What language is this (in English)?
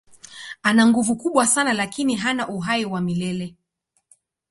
Swahili